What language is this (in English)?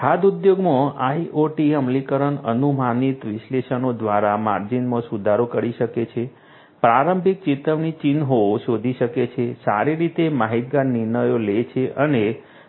Gujarati